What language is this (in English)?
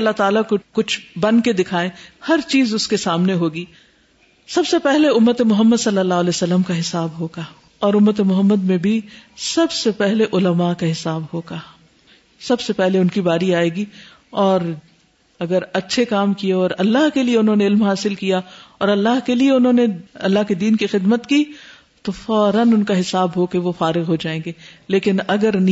Urdu